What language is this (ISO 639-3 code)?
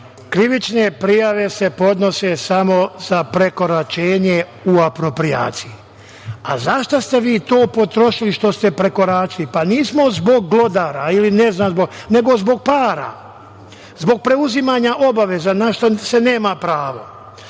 srp